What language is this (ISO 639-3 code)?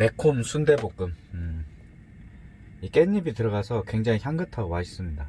kor